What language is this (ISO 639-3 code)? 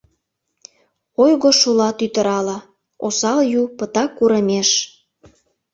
chm